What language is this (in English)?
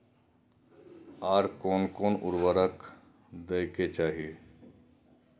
Maithili